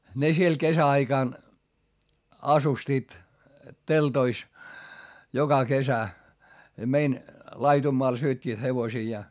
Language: Finnish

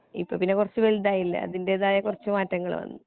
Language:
Malayalam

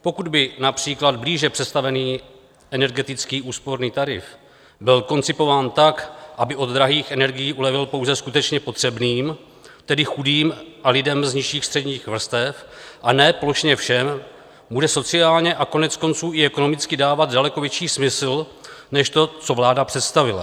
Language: Czech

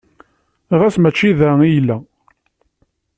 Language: Kabyle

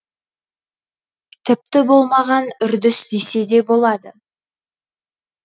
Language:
Kazakh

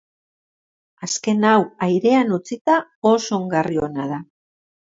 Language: Basque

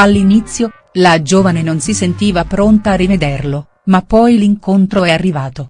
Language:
Italian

